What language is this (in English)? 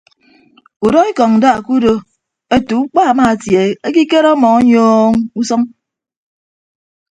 Ibibio